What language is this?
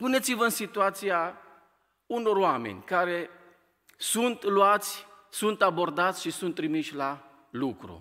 Romanian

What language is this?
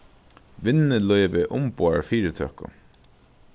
Faroese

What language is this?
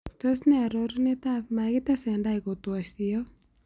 Kalenjin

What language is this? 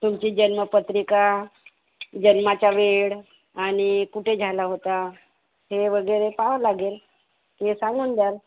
Marathi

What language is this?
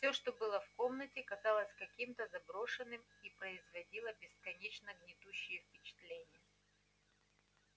Russian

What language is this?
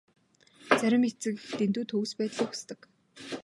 Mongolian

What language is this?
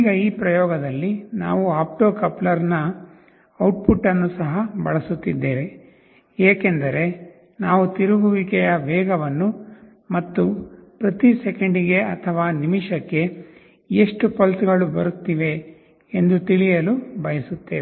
Kannada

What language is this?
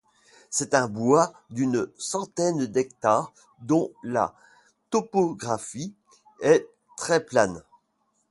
French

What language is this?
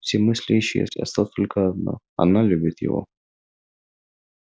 Russian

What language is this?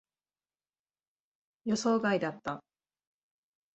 Japanese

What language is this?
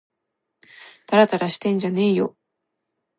Japanese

